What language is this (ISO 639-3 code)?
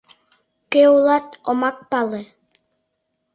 chm